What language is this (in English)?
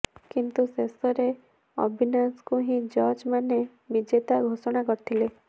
Odia